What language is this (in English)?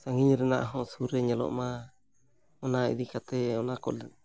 Santali